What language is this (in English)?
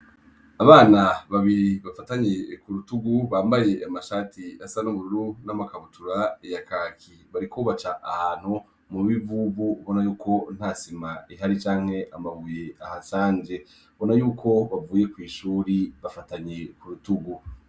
Rundi